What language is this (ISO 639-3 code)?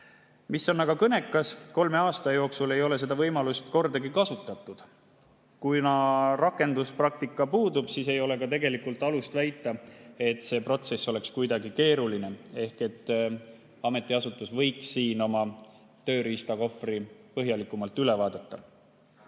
est